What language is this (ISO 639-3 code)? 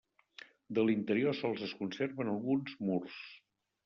cat